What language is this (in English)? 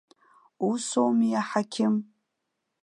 Abkhazian